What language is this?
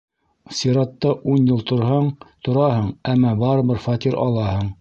Bashkir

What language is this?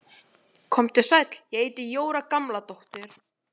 Icelandic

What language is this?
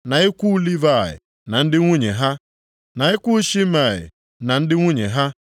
Igbo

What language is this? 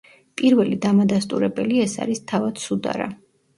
Georgian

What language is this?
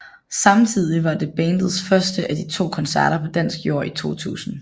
Danish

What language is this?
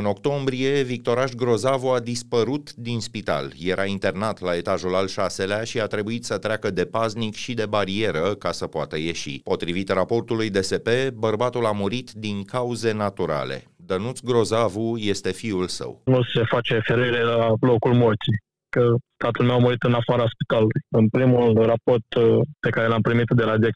Romanian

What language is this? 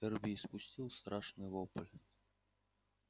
Russian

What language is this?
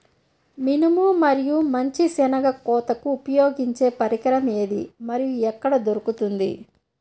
Telugu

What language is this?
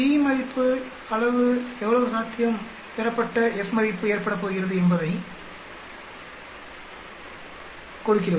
Tamil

